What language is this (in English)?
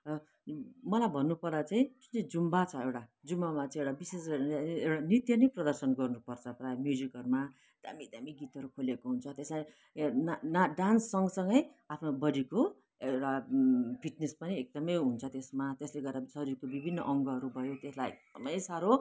Nepali